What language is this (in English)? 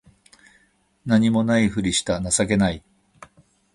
Japanese